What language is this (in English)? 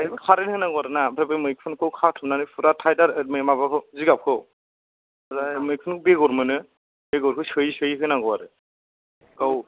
Bodo